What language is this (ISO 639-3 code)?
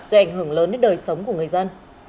vie